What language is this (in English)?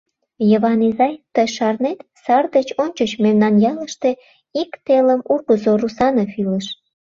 Mari